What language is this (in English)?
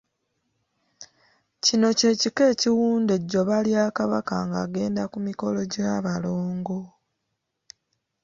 Ganda